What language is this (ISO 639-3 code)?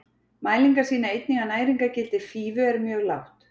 isl